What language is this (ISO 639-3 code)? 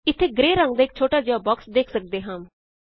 pan